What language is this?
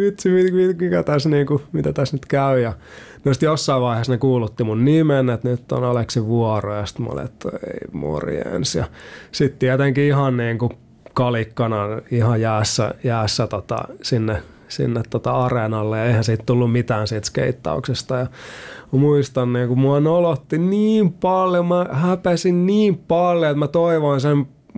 Finnish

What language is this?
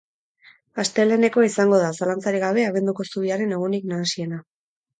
Basque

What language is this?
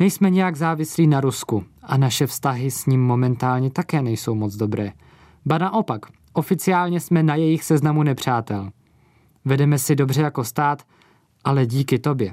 Czech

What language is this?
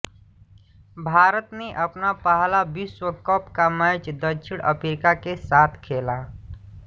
Hindi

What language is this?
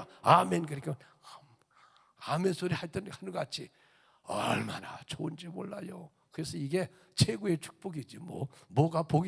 Korean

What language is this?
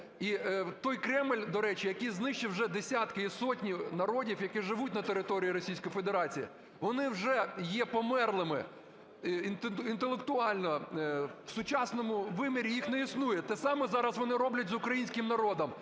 Ukrainian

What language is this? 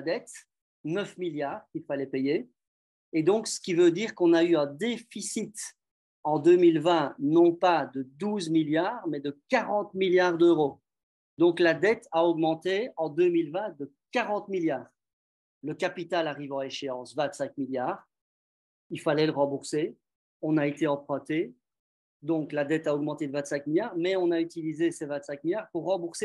French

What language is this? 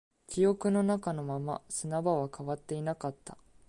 Japanese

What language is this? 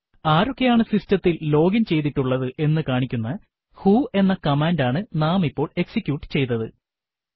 Malayalam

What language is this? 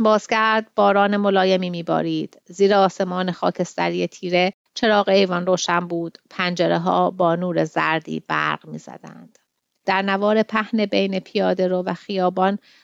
Persian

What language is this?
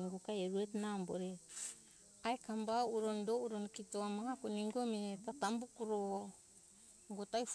Hunjara-Kaina Ke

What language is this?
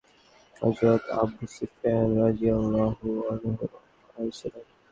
Bangla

